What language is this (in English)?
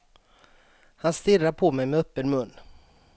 Swedish